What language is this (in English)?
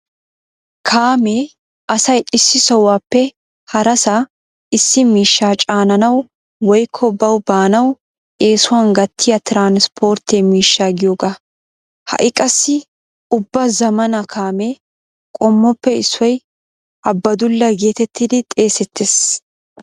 Wolaytta